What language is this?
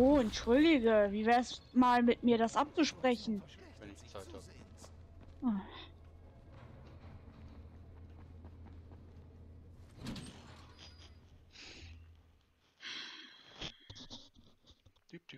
German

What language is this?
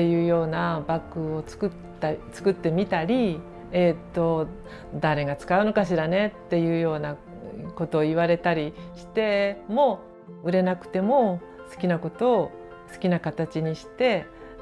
Japanese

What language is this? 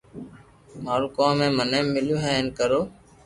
Loarki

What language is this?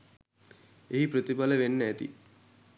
Sinhala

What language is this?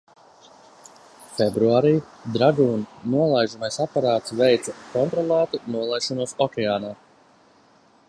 Latvian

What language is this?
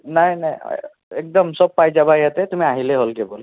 Assamese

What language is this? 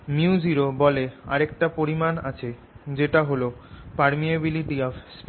Bangla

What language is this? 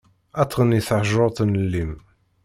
Kabyle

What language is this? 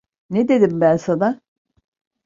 Turkish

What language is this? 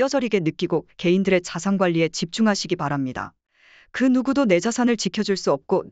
Korean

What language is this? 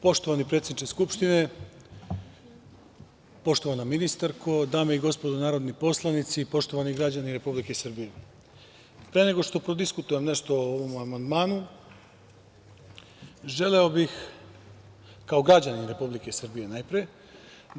Serbian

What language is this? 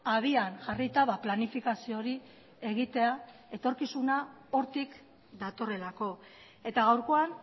Basque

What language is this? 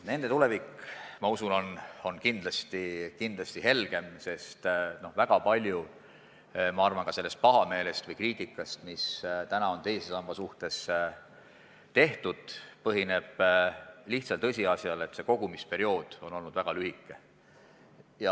Estonian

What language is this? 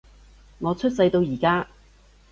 Cantonese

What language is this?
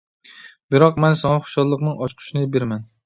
Uyghur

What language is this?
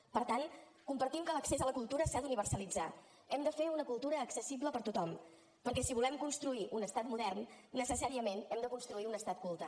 Catalan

